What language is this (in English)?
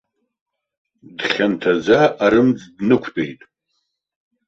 Abkhazian